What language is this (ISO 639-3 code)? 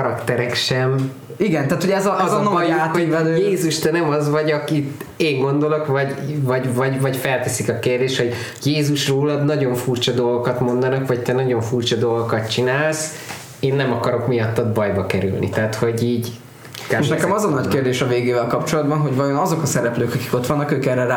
hun